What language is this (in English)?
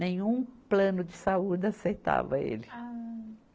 Portuguese